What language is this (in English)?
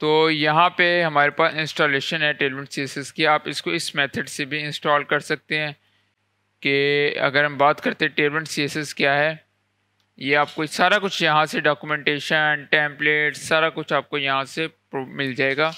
Hindi